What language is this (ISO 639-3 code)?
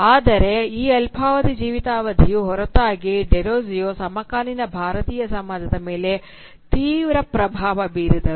kan